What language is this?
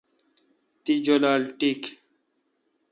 Kalkoti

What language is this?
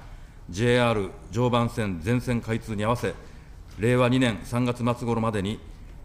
Japanese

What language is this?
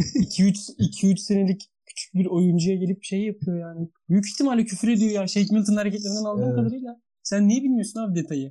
Turkish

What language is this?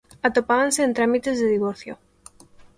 Galician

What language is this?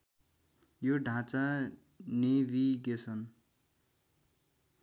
Nepali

